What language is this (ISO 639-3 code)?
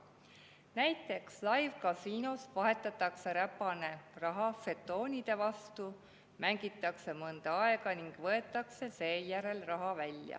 est